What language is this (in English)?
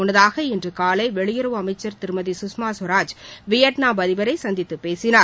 Tamil